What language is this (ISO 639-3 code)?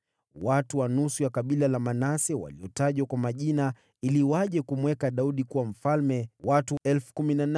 swa